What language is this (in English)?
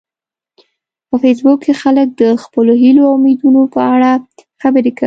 Pashto